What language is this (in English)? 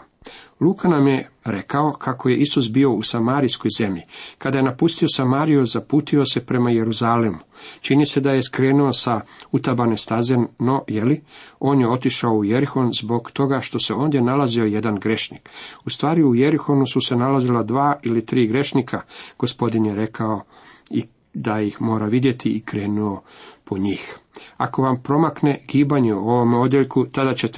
Croatian